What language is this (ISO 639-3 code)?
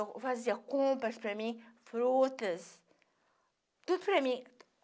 por